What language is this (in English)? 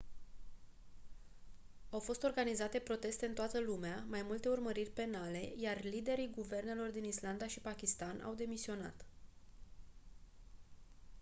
Romanian